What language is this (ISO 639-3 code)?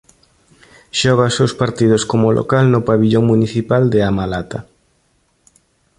glg